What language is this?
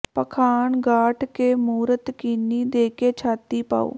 Punjabi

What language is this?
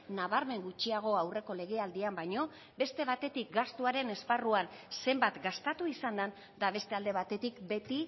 Basque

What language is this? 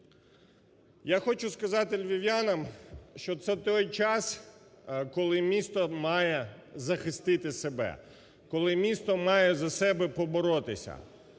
Ukrainian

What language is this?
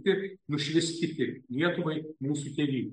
Lithuanian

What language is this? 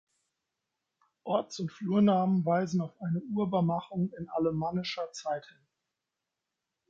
German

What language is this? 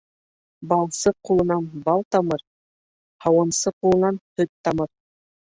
Bashkir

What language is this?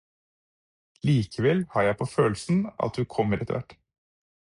Norwegian Bokmål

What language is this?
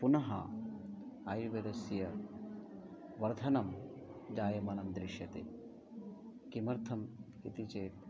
Sanskrit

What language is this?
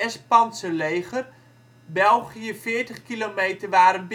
Dutch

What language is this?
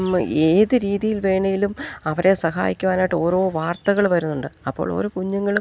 Malayalam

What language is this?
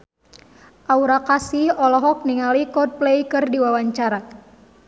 Sundanese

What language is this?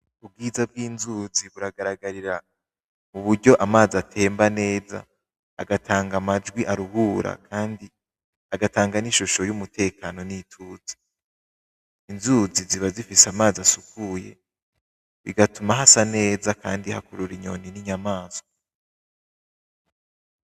Rundi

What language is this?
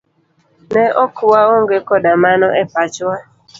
Luo (Kenya and Tanzania)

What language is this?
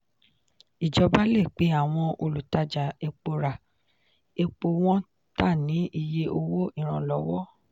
Yoruba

